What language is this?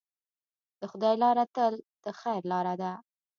Pashto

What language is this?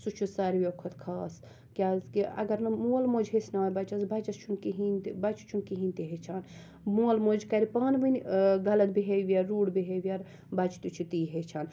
Kashmiri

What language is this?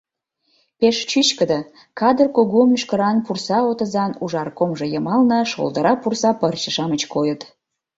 Mari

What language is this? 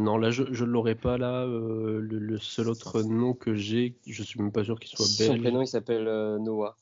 French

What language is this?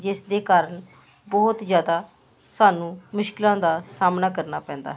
Punjabi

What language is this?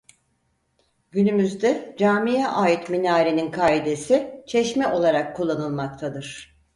Turkish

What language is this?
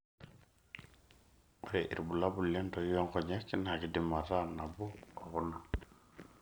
Masai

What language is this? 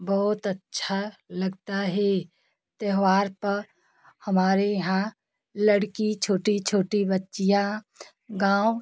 Hindi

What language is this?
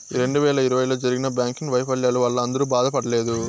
Telugu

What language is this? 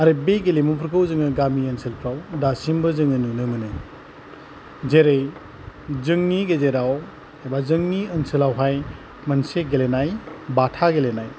Bodo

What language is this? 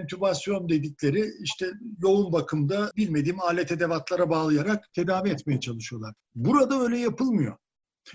Turkish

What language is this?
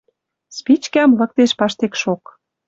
Western Mari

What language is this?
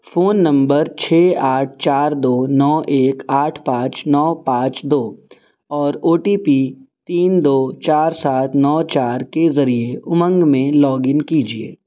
Urdu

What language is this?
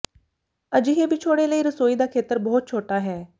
Punjabi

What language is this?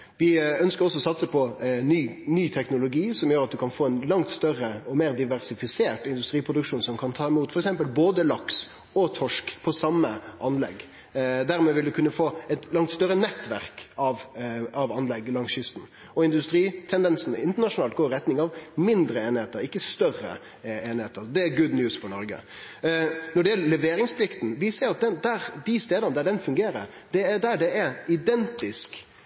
Norwegian Nynorsk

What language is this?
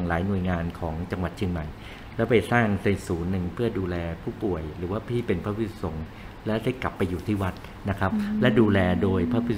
Thai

